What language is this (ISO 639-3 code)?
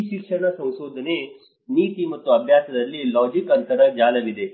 kan